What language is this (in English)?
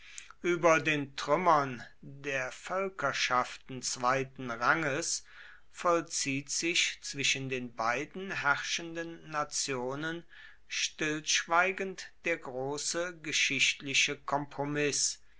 German